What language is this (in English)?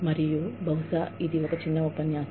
Telugu